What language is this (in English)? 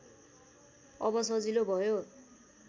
Nepali